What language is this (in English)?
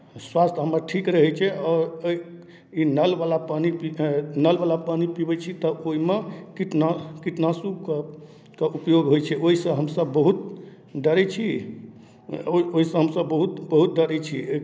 Maithili